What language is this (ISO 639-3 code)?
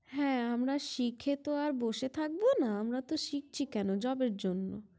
ben